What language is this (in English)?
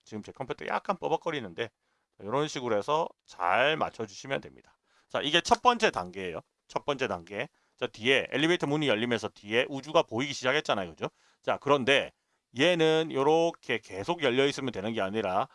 Korean